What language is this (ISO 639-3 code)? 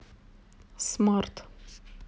rus